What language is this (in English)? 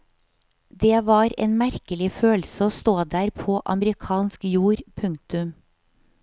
Norwegian